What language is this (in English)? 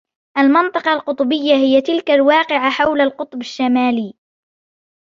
Arabic